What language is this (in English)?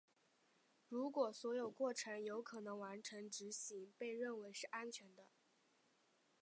Chinese